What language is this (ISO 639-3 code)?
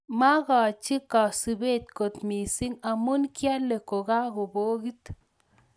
kln